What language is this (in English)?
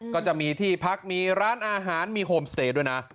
Thai